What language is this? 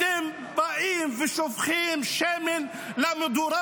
Hebrew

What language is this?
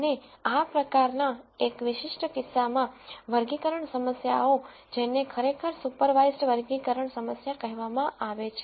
Gujarati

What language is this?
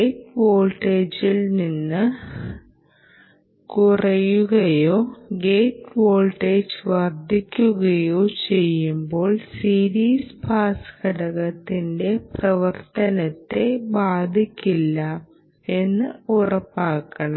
Malayalam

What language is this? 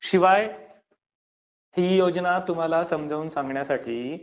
Marathi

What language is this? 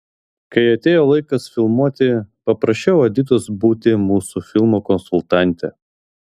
Lithuanian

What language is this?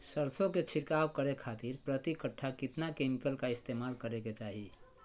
Magahi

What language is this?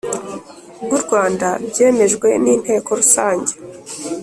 Kinyarwanda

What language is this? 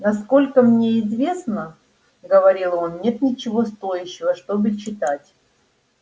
Russian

